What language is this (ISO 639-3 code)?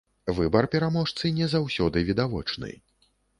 bel